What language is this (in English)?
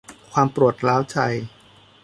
Thai